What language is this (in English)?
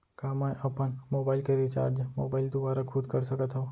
Chhattisgarhi